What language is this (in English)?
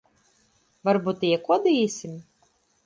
Latvian